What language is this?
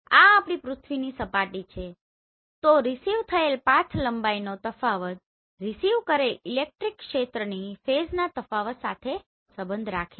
Gujarati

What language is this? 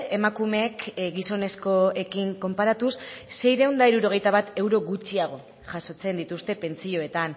Basque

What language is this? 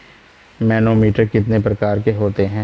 Hindi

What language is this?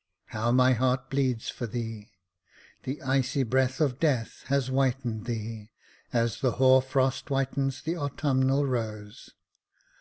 English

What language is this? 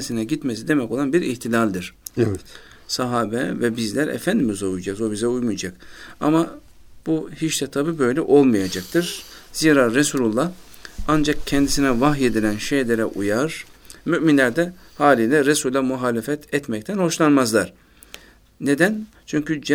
Turkish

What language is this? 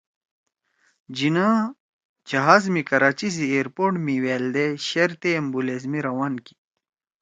Torwali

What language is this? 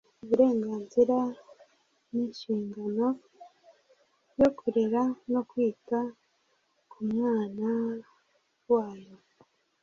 Kinyarwanda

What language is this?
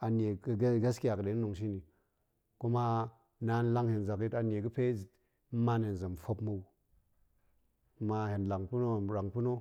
Goemai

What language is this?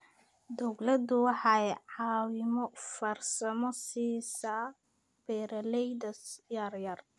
Somali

